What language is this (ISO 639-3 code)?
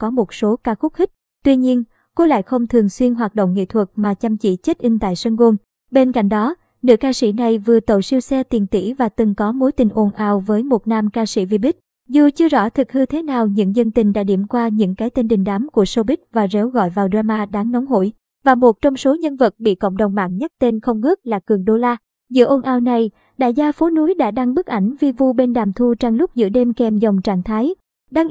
vie